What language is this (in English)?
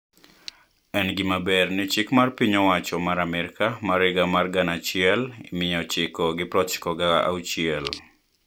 Luo (Kenya and Tanzania)